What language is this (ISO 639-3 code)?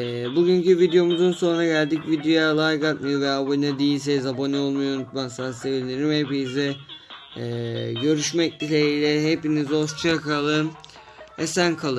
tur